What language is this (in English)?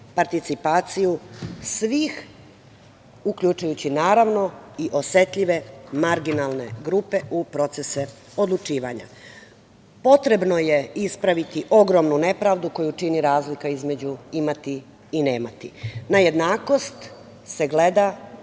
Serbian